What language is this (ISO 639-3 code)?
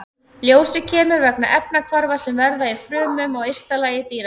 isl